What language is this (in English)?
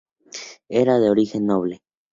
Spanish